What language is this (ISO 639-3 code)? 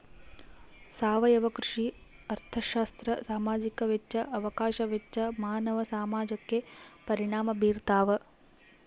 kan